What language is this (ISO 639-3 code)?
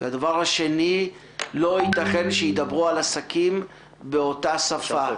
heb